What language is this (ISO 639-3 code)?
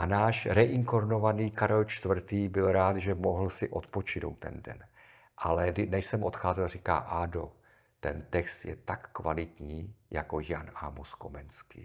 ces